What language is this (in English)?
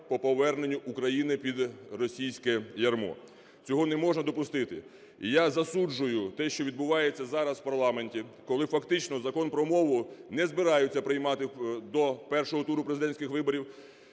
Ukrainian